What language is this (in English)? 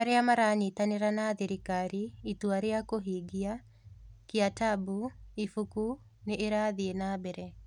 Kikuyu